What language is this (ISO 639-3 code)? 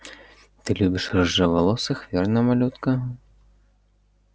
rus